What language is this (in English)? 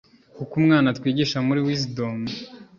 Kinyarwanda